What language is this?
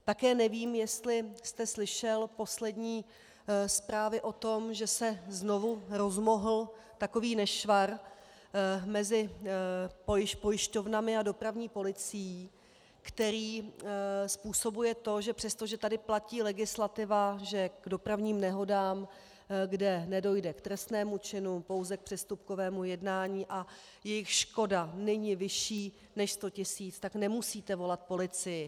Czech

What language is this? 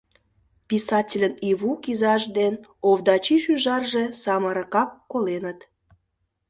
Mari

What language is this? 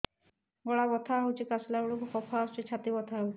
Odia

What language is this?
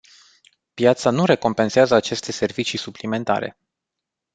Romanian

